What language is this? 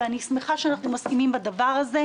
Hebrew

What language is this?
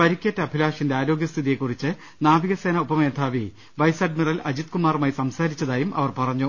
Malayalam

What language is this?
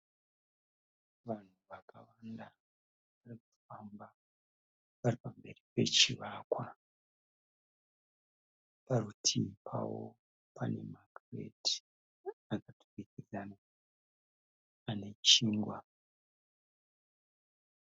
Shona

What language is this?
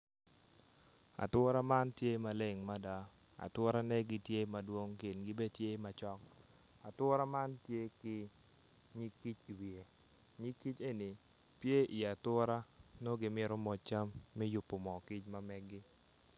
Acoli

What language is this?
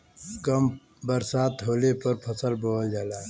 Bhojpuri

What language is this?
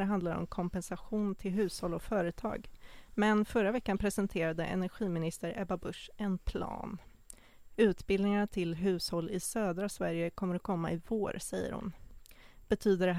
Swedish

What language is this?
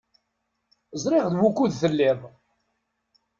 Kabyle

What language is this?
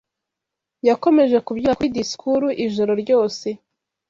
Kinyarwanda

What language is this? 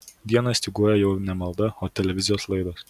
Lithuanian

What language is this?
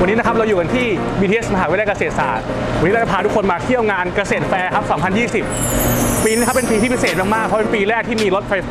Thai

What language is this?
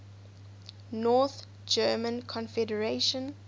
English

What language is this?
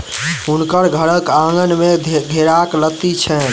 Maithili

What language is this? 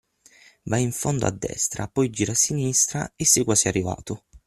Italian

